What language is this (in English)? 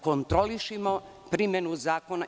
Serbian